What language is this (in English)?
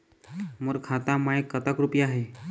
Chhattisgarhi